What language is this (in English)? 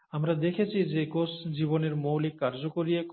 Bangla